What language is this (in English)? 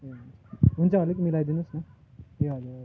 Nepali